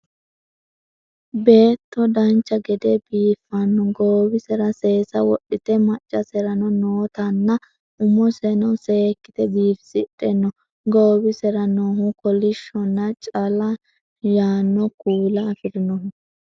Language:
Sidamo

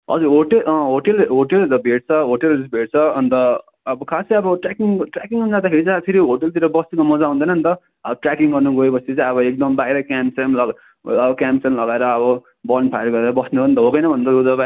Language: Nepali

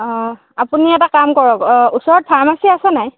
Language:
Assamese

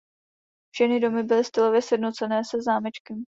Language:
Czech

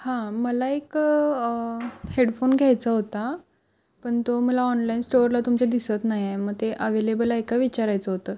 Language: Marathi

